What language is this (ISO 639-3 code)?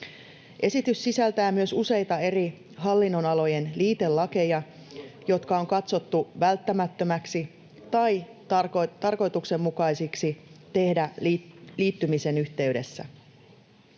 fin